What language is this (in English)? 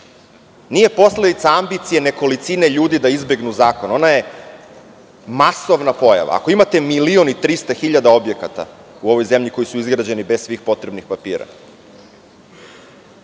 Serbian